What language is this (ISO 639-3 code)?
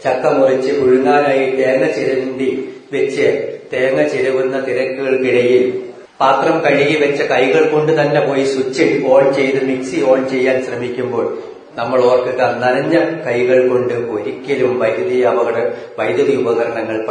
mal